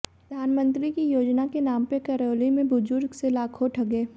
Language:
Hindi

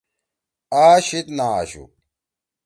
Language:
Torwali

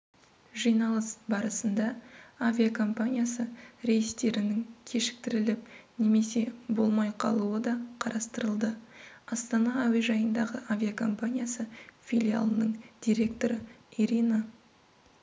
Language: Kazakh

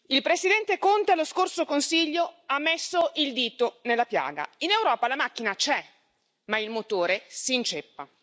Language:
Italian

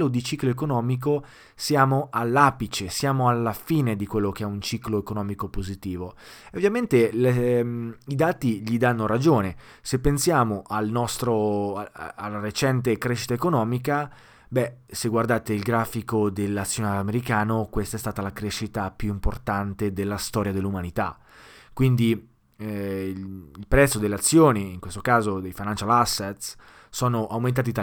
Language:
Italian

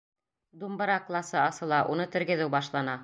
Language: Bashkir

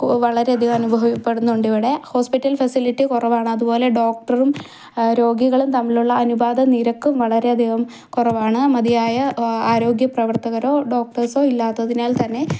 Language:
Malayalam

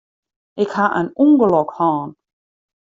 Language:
Western Frisian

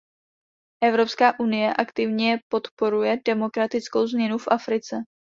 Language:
Czech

